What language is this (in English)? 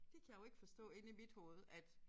Danish